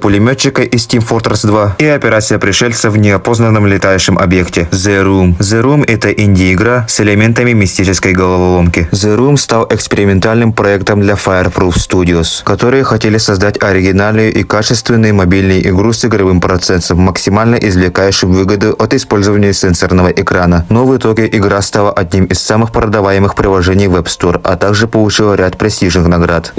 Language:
Russian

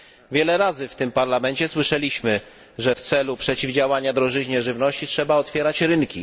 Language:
Polish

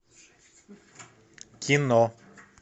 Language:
Russian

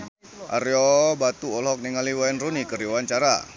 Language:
Sundanese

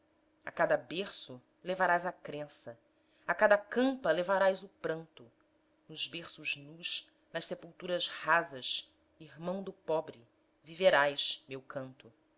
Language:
Portuguese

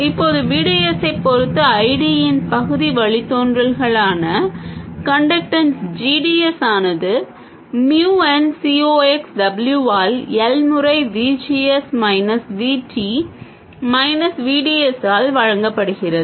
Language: Tamil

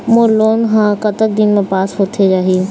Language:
Chhattisgarhi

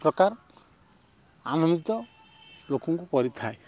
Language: Odia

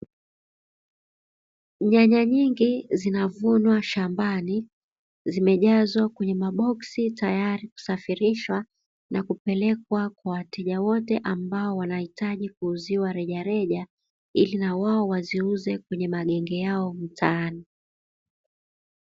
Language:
Swahili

